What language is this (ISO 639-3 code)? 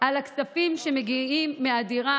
heb